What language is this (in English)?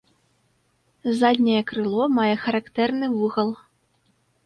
Belarusian